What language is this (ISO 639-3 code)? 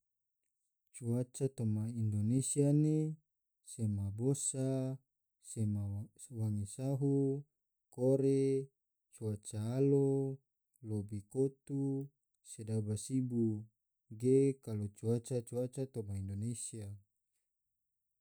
tvo